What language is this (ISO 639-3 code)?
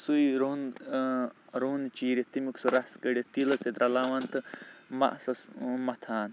kas